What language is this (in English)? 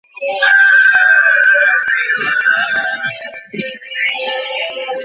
Bangla